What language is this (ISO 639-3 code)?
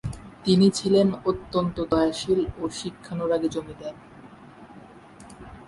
ben